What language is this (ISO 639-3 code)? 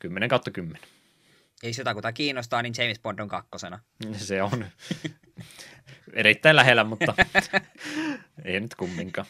fin